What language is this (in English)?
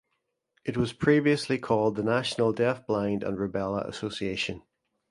English